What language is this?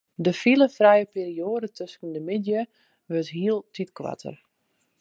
Western Frisian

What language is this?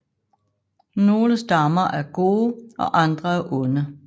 Danish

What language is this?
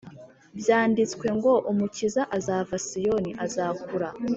Kinyarwanda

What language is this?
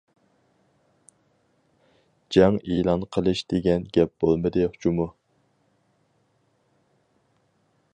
Uyghur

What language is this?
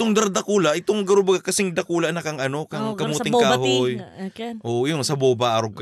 Filipino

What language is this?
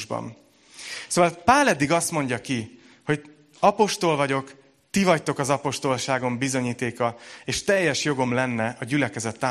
Hungarian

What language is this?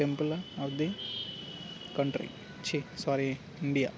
Telugu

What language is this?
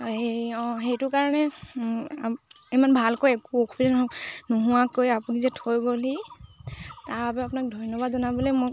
Assamese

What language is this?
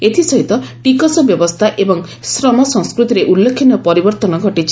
Odia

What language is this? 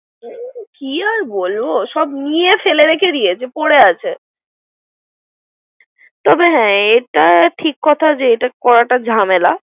Bangla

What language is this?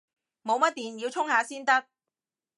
Cantonese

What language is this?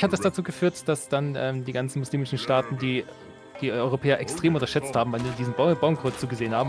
German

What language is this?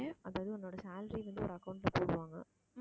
Tamil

